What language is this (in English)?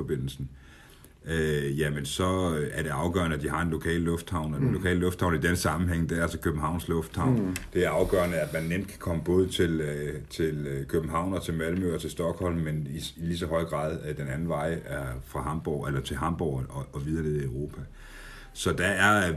Danish